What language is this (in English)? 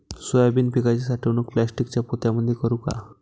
Marathi